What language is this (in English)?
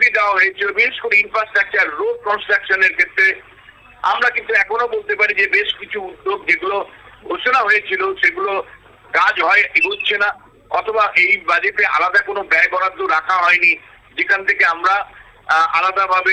Bangla